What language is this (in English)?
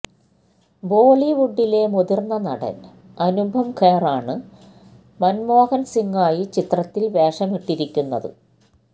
Malayalam